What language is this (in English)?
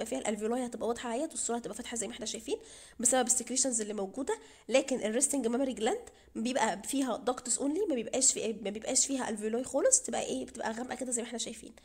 Arabic